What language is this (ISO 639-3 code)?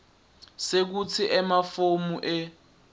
ssw